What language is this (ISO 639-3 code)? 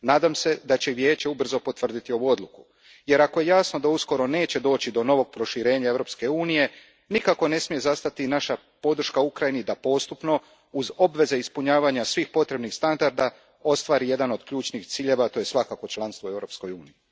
hrv